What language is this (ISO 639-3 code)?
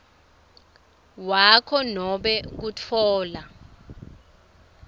ssw